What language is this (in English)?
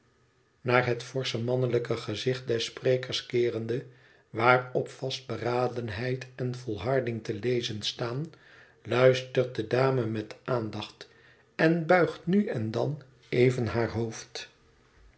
Dutch